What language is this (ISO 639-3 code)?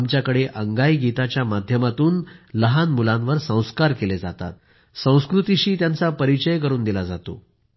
mar